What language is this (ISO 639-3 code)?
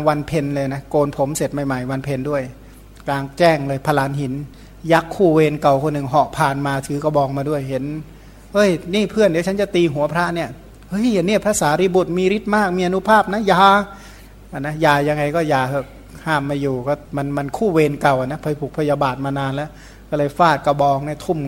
tha